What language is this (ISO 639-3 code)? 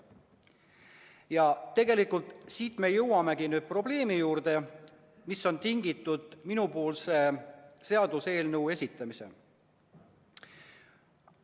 est